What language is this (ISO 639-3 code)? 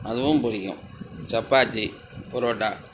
tam